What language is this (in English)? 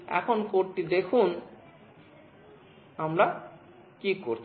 Bangla